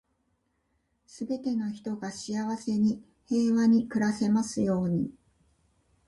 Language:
Japanese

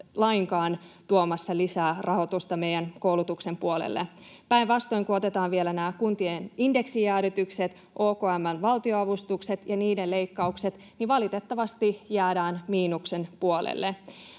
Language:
Finnish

